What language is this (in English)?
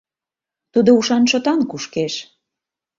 Mari